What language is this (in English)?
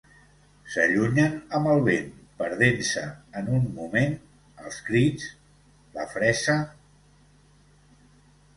Catalan